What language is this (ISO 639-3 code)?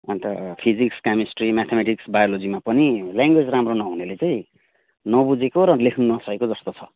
nep